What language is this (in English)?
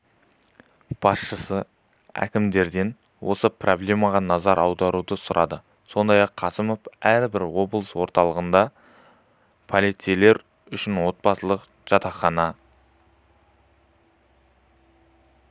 Kazakh